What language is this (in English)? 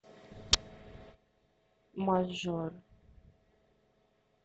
Russian